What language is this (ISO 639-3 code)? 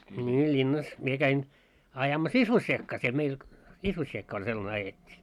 fin